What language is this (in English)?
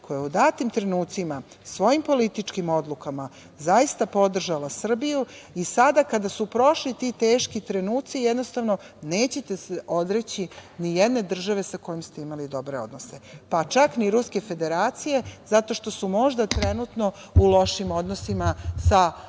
Serbian